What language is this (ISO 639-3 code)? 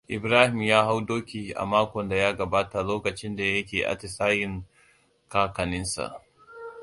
hau